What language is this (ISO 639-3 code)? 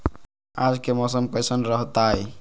mag